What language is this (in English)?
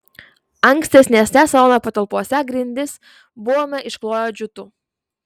Lithuanian